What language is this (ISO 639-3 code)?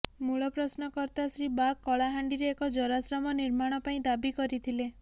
ori